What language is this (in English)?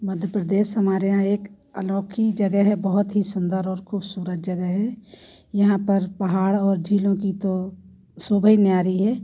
Hindi